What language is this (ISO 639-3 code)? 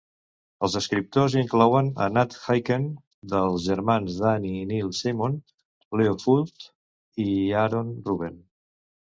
cat